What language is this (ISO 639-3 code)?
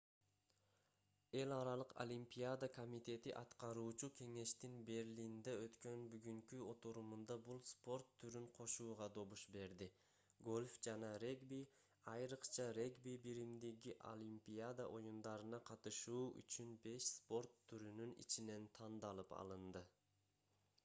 kir